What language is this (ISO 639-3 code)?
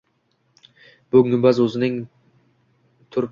uzb